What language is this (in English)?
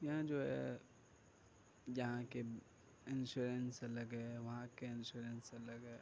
Urdu